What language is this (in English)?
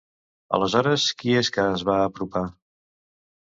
Catalan